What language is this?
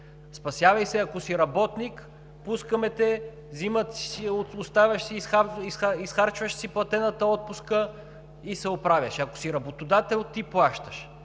Bulgarian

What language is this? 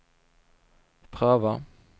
Swedish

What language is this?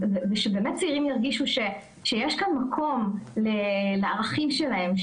Hebrew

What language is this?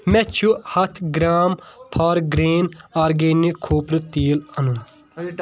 Kashmiri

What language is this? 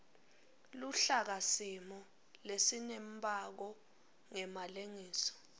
Swati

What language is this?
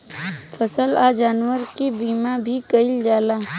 Bhojpuri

